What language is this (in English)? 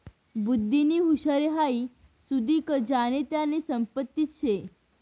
Marathi